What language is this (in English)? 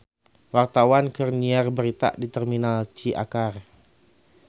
Sundanese